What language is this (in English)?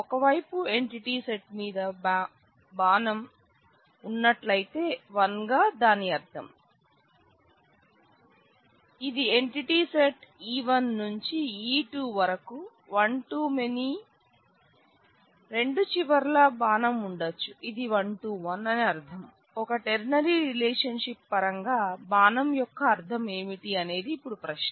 Telugu